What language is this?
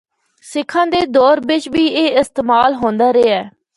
Northern Hindko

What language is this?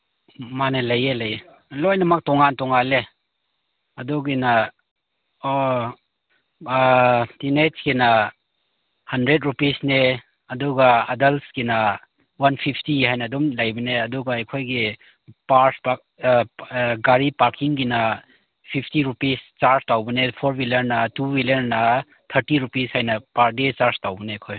Manipuri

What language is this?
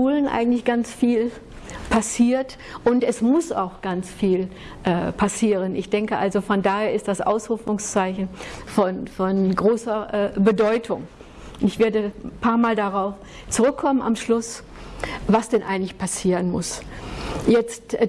German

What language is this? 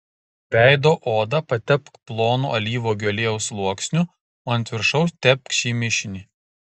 Lithuanian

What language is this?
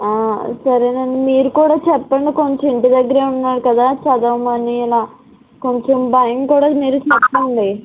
Telugu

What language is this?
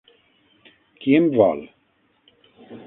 Catalan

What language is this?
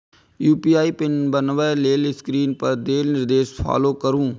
Maithili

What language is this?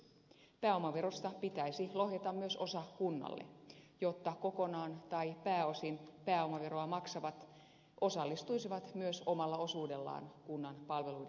Finnish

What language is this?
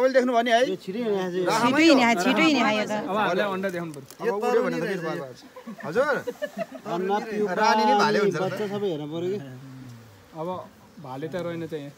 Arabic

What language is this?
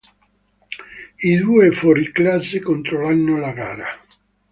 Italian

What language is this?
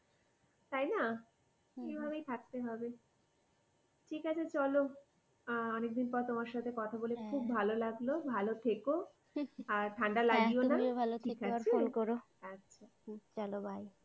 Bangla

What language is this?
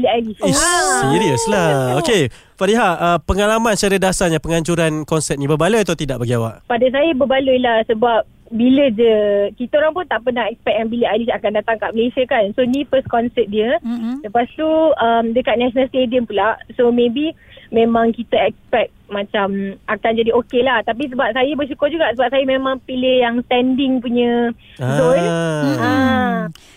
Malay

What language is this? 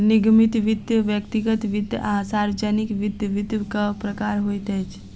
Maithili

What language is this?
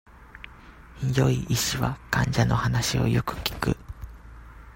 Japanese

